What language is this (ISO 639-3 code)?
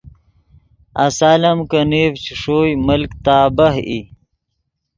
ydg